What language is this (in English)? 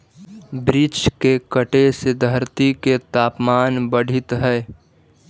Magahi